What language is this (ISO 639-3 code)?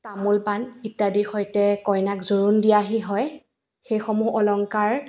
asm